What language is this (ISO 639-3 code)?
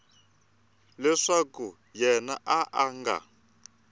tso